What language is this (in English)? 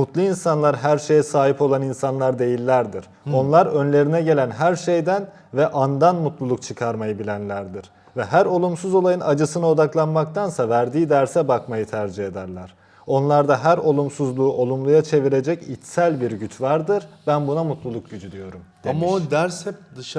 Turkish